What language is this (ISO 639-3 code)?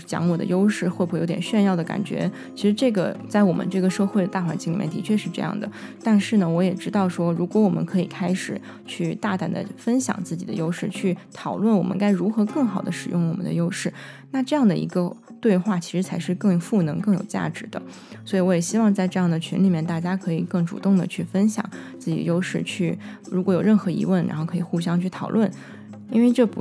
zho